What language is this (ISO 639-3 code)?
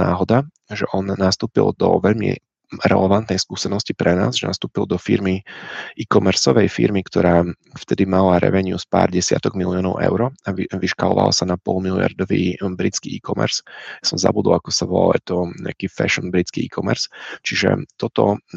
ces